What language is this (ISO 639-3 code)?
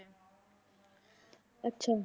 pan